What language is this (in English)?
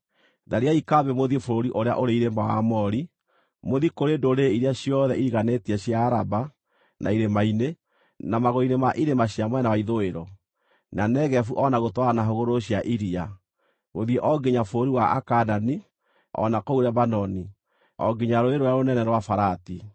Kikuyu